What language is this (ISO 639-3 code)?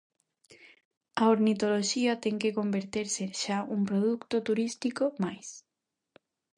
glg